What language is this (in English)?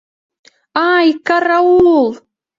Mari